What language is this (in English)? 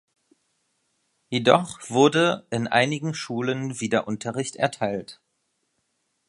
German